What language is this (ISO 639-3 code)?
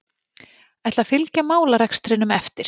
isl